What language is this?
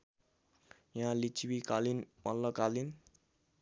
Nepali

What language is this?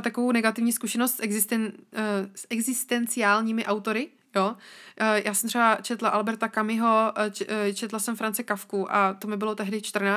Czech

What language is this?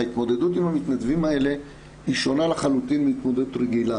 Hebrew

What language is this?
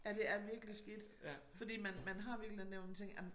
Danish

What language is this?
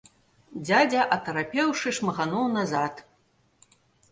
Belarusian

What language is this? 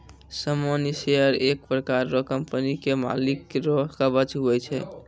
Maithili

